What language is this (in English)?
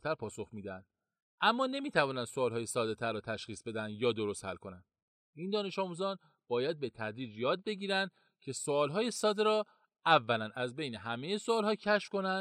Persian